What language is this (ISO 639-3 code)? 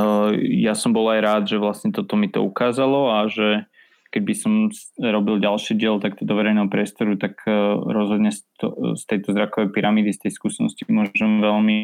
slk